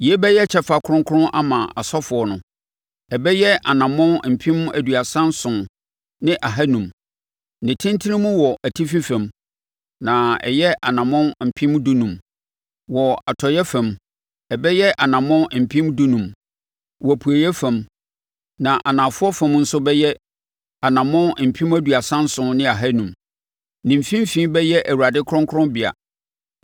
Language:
Akan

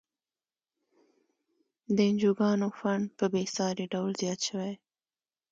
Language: Pashto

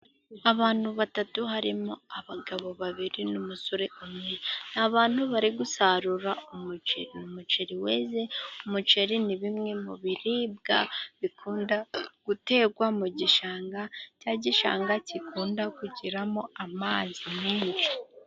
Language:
Kinyarwanda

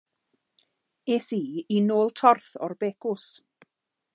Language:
Welsh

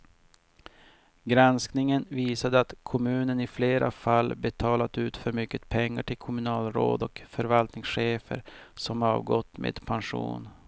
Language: Swedish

